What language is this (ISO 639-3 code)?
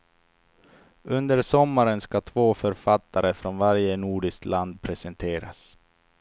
swe